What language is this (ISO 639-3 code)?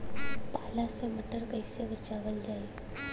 bho